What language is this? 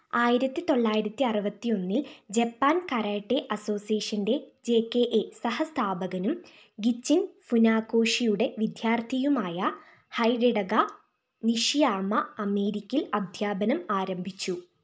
Malayalam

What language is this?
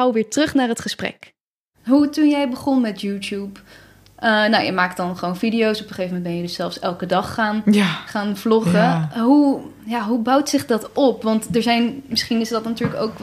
Dutch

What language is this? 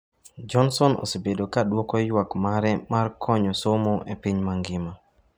Luo (Kenya and Tanzania)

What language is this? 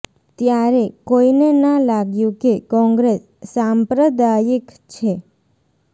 Gujarati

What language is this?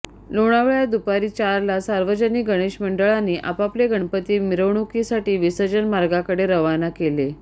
Marathi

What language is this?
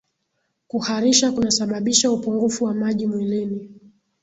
Swahili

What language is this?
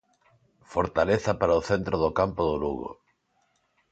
Galician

